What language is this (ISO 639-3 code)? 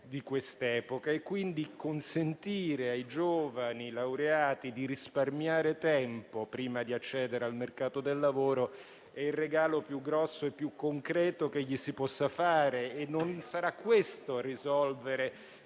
ita